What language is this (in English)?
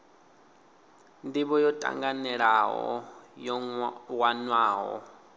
Venda